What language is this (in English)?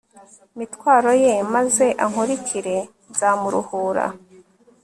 Kinyarwanda